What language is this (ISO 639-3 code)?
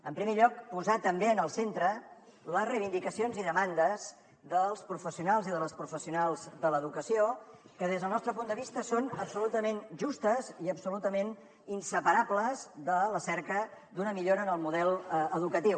cat